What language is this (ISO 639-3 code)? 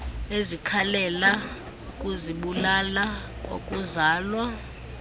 xho